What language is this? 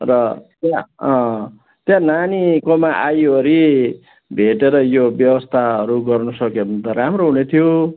Nepali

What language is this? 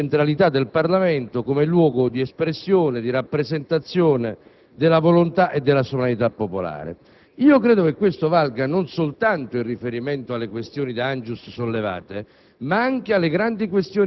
Italian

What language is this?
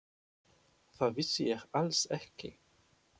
Icelandic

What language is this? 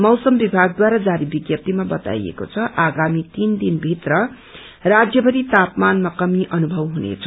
Nepali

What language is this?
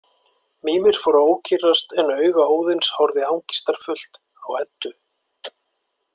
Icelandic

